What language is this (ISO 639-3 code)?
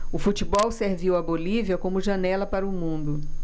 por